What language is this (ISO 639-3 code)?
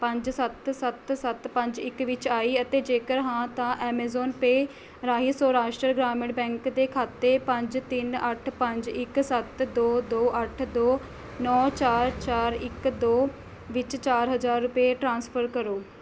pan